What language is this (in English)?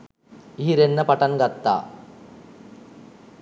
Sinhala